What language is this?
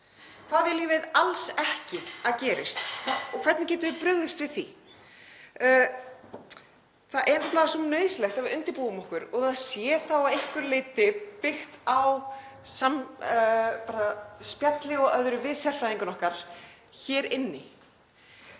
Icelandic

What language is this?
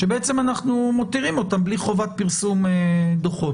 Hebrew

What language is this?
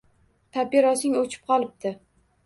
Uzbek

